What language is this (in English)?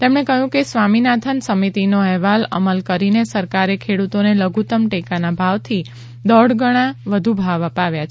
Gujarati